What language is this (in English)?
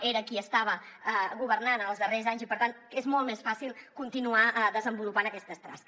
Catalan